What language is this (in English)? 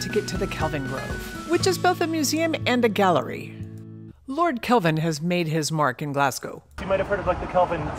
English